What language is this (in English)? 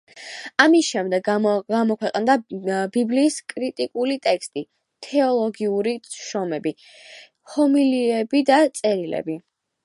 Georgian